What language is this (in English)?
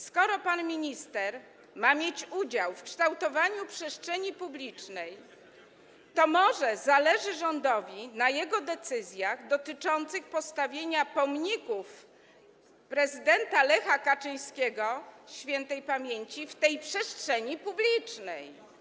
Polish